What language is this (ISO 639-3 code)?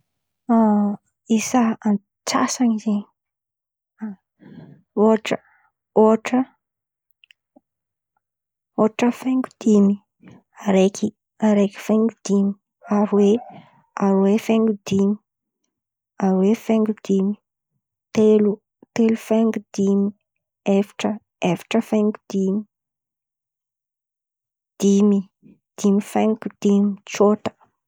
xmv